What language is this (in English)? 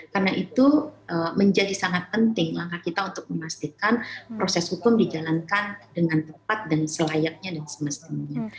Indonesian